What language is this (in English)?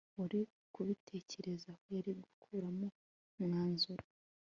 Kinyarwanda